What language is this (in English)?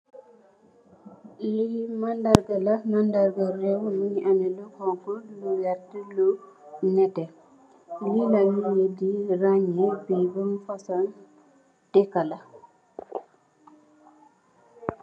Wolof